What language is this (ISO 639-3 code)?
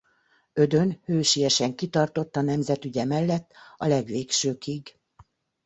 hun